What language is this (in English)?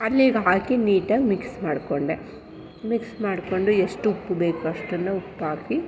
Kannada